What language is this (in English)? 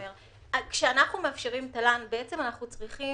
Hebrew